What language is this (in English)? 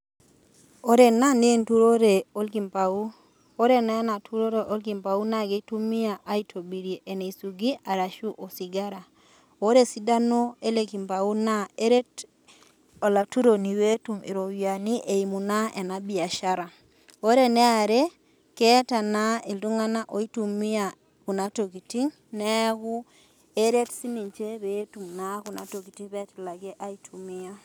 Masai